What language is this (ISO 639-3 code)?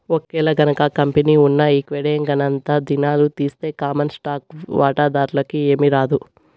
tel